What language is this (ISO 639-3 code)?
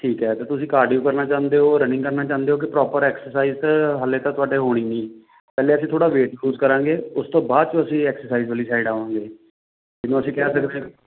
pan